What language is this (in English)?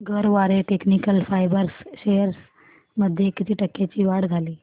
Marathi